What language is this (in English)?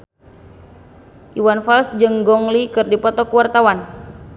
Sundanese